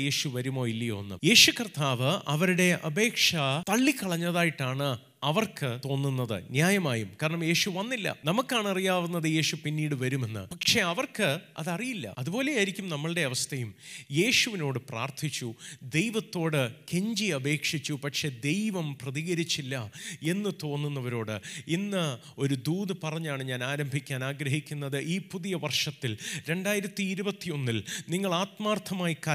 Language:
Malayalam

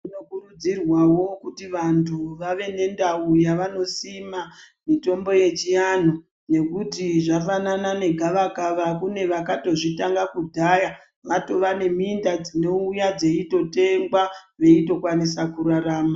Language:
Ndau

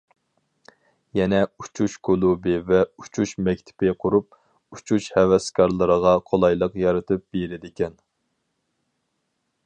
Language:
Uyghur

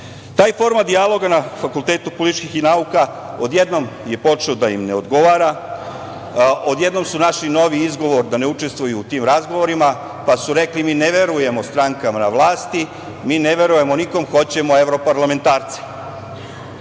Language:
Serbian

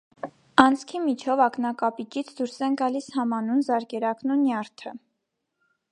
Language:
Armenian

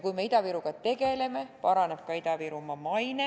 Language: Estonian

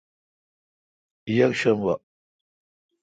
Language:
Kalkoti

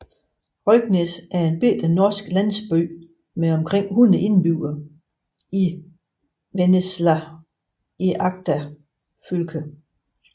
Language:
Danish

